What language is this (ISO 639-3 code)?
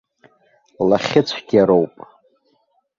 abk